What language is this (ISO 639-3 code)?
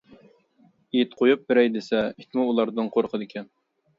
uig